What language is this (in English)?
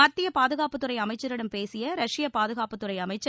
Tamil